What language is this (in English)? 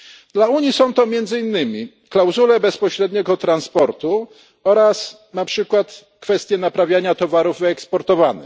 Polish